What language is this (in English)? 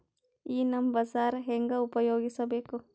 Kannada